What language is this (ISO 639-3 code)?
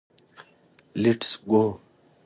pus